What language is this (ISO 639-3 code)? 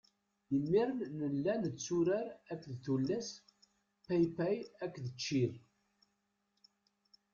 kab